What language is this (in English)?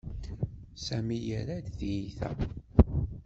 Kabyle